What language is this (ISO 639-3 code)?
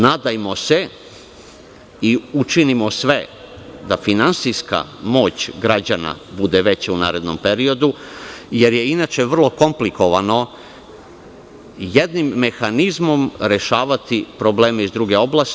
srp